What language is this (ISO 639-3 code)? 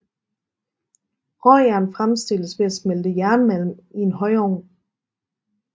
dan